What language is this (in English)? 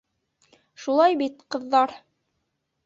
Bashkir